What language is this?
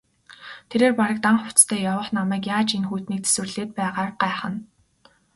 Mongolian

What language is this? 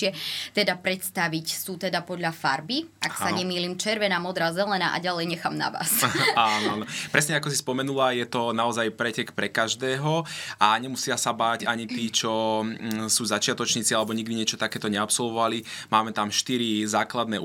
Slovak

